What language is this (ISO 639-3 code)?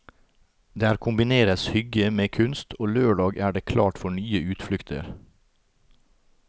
nor